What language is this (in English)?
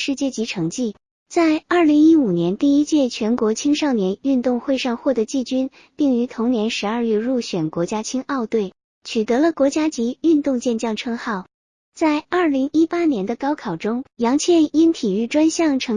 Chinese